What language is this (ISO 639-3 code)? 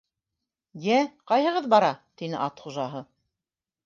bak